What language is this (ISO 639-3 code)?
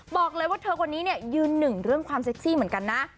tha